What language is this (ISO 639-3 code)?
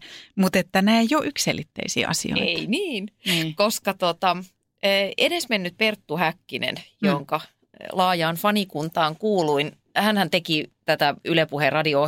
fin